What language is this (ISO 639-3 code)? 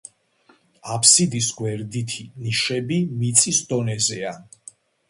kat